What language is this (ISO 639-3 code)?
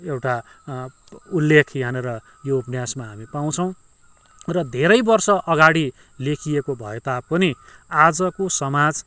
nep